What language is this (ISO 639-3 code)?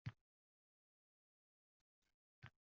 uzb